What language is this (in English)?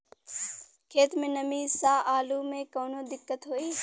Bhojpuri